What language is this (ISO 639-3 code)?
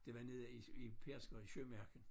dan